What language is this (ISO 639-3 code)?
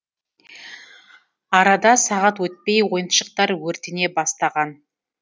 kaz